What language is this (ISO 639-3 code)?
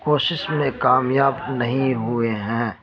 urd